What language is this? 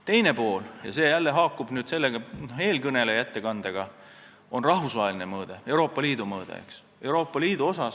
Estonian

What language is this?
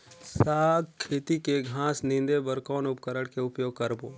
Chhattisgarhi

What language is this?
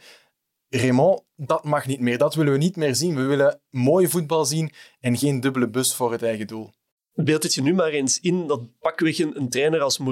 Dutch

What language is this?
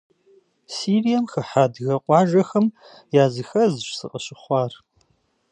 Kabardian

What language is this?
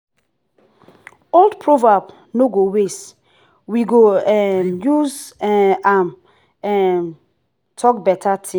Nigerian Pidgin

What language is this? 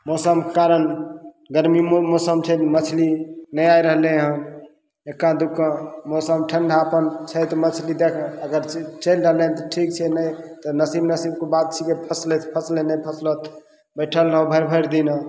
Maithili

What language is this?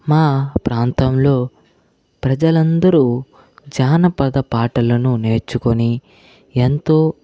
Telugu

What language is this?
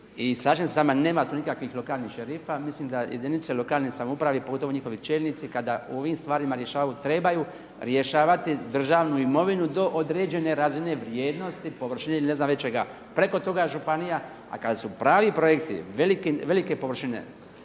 Croatian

